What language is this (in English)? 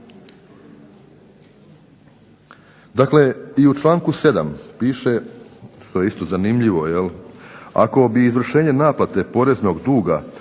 Croatian